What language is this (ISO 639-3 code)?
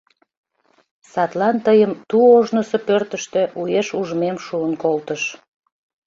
chm